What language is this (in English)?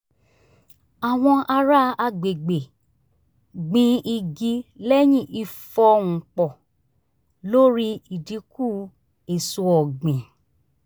Yoruba